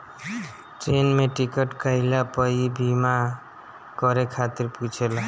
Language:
Bhojpuri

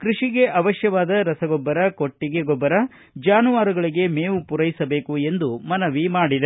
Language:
Kannada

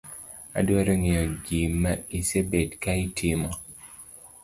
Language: Luo (Kenya and Tanzania)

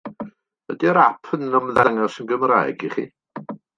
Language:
Welsh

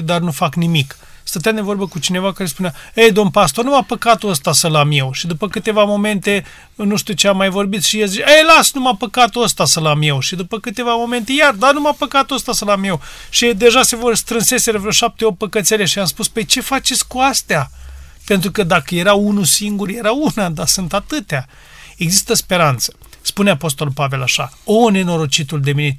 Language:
Romanian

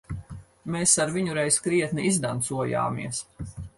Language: Latvian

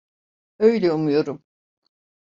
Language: Turkish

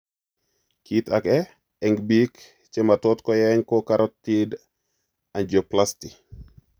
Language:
Kalenjin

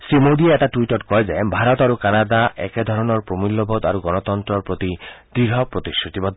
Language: Assamese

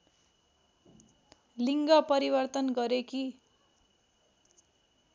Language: Nepali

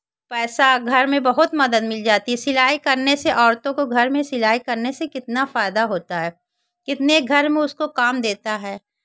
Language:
Hindi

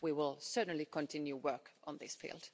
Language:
English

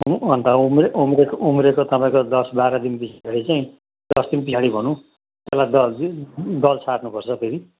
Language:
Nepali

